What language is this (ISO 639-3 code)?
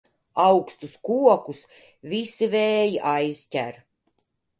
lav